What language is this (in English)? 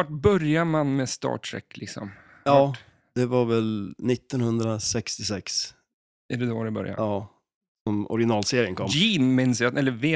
Swedish